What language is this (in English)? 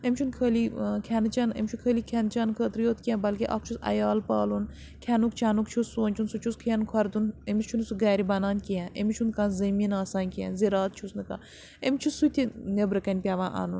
Kashmiri